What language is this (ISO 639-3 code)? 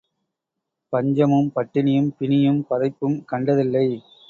tam